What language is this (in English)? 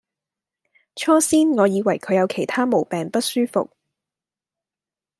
Cantonese